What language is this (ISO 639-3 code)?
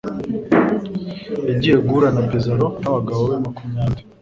kin